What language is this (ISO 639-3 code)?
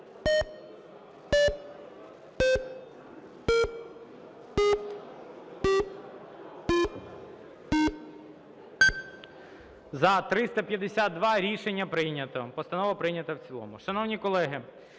ukr